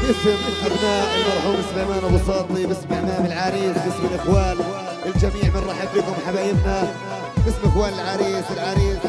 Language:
Arabic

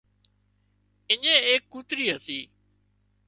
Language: Wadiyara Koli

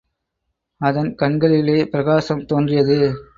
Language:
Tamil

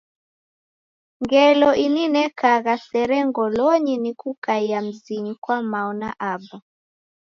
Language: Taita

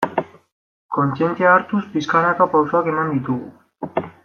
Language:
Basque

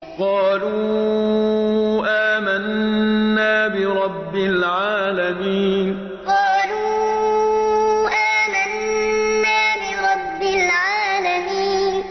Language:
Arabic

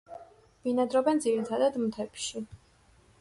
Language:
Georgian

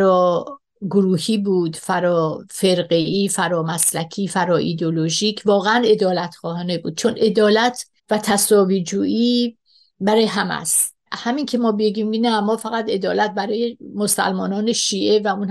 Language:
Persian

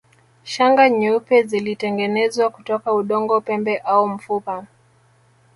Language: Swahili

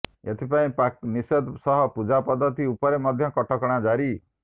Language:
Odia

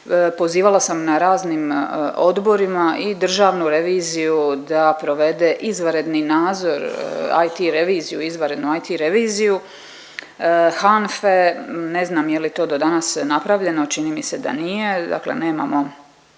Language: Croatian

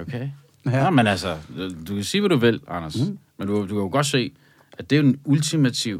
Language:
Danish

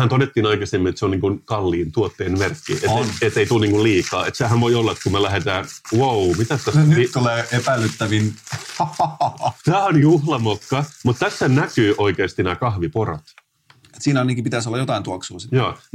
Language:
Finnish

